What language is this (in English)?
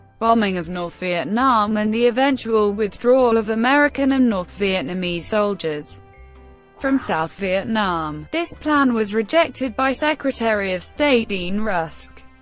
English